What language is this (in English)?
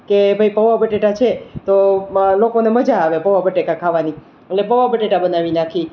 Gujarati